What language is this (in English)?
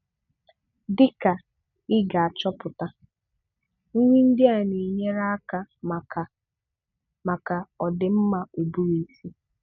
Igbo